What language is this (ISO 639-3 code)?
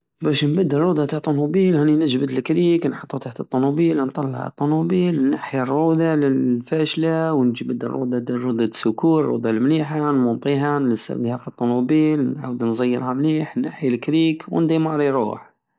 aao